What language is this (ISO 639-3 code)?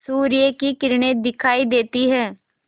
hin